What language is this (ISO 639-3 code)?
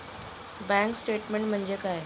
mar